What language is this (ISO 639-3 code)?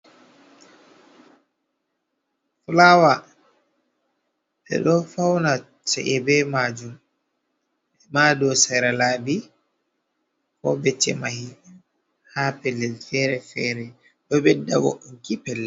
ful